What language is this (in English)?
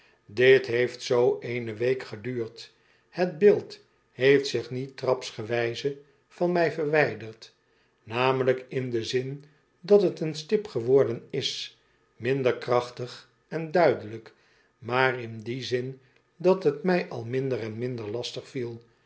Dutch